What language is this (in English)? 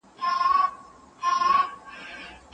Pashto